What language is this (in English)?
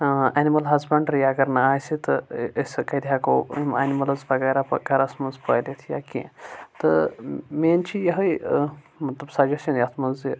Kashmiri